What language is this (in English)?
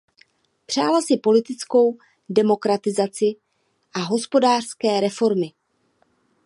Czech